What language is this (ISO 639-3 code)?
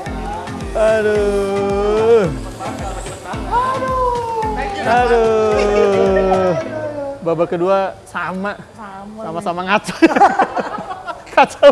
ind